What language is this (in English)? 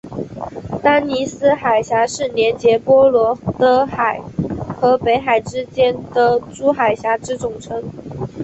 Chinese